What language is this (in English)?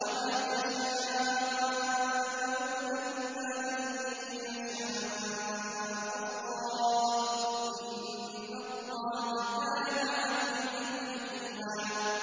Arabic